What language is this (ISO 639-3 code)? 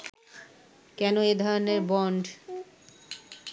ben